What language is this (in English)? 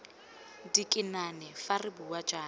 Tswana